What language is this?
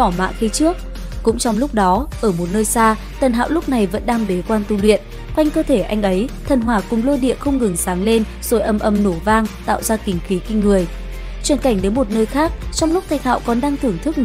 Vietnamese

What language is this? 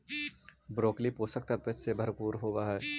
Magahi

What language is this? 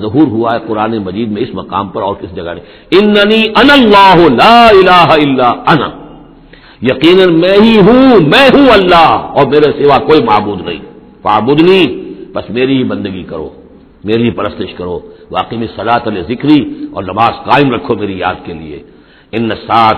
Urdu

